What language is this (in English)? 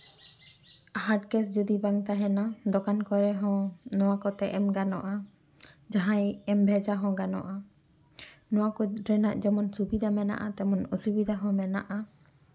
Santali